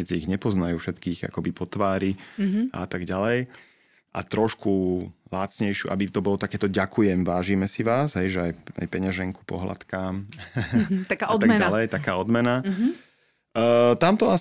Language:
Slovak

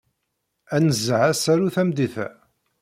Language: Kabyle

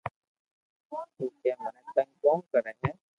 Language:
Loarki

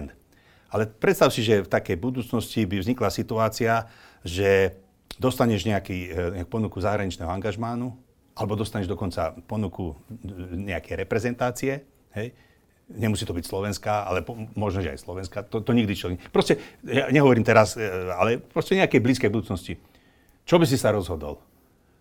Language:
Slovak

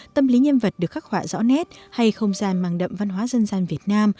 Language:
Vietnamese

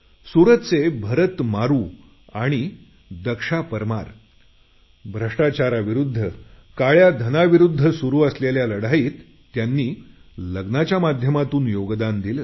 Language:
Marathi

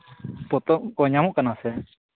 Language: Santali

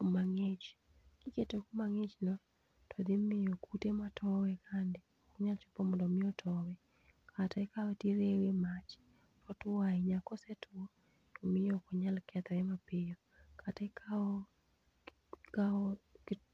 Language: Luo (Kenya and Tanzania)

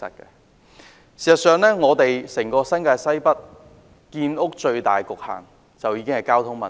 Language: Cantonese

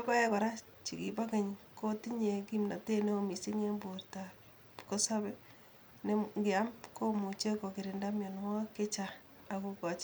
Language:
Kalenjin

